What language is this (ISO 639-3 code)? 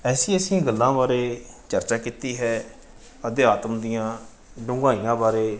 pan